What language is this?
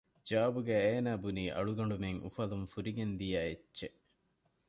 Divehi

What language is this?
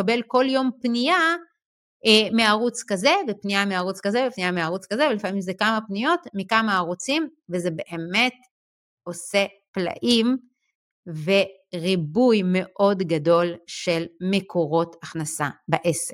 Hebrew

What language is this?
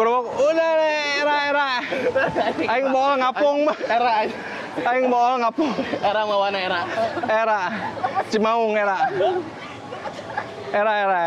Indonesian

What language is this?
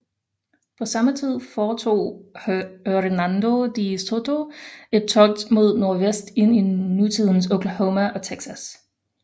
Danish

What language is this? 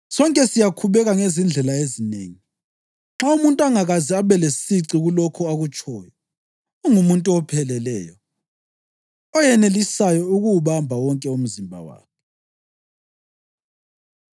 North Ndebele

